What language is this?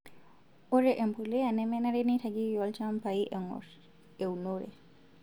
Masai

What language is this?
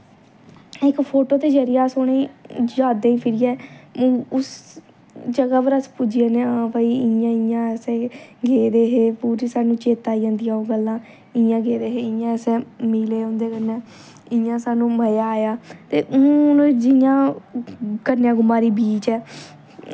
Dogri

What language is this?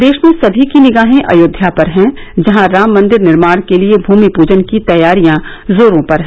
Hindi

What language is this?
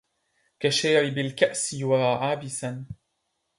Arabic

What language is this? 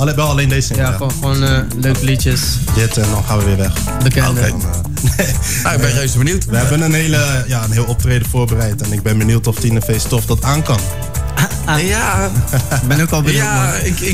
Dutch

